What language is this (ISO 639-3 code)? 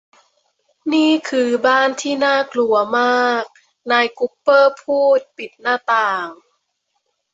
tha